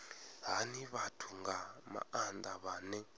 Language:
Venda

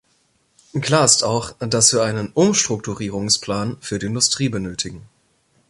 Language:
German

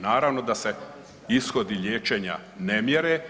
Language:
Croatian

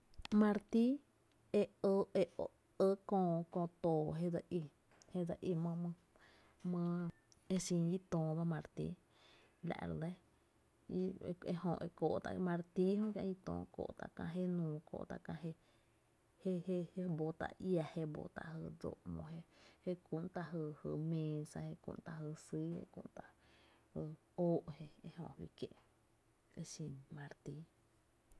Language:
Tepinapa Chinantec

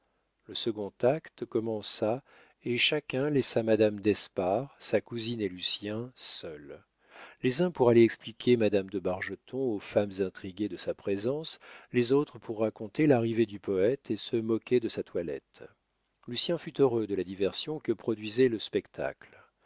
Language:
French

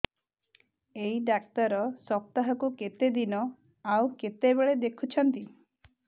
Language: Odia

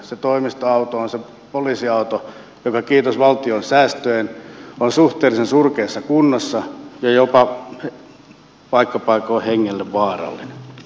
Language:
Finnish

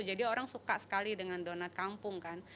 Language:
Indonesian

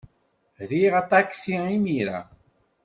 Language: Kabyle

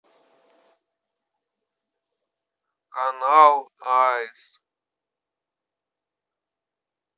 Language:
Russian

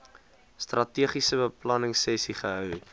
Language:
Afrikaans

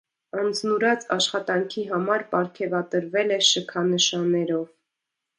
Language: Armenian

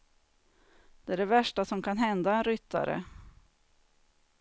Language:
Swedish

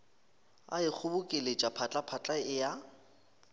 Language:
Northern Sotho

